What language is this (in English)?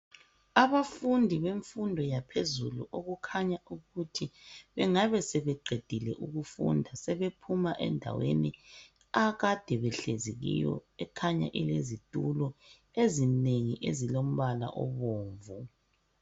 North Ndebele